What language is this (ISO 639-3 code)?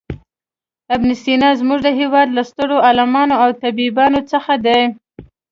pus